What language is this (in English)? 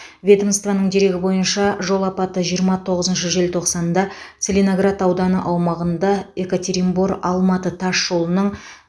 Kazakh